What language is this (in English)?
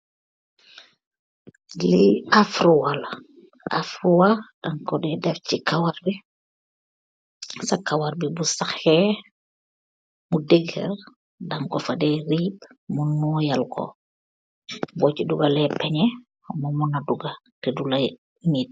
Wolof